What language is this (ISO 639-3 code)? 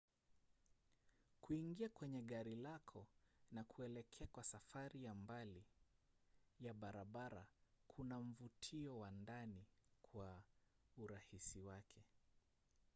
swa